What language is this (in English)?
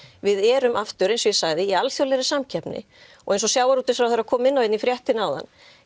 Icelandic